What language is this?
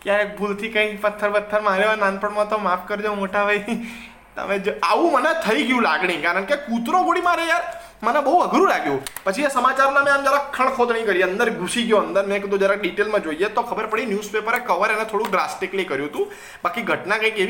Gujarati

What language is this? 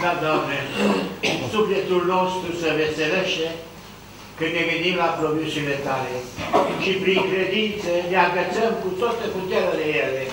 Romanian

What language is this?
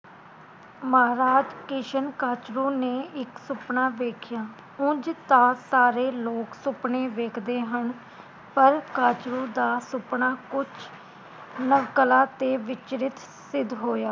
Punjabi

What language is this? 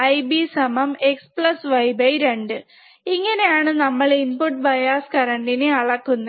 Malayalam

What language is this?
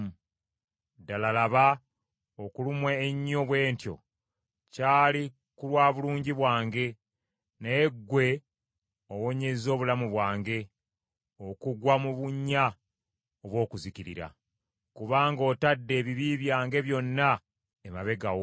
Ganda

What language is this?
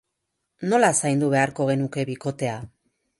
Basque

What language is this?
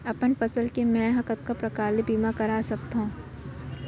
Chhattisgarhi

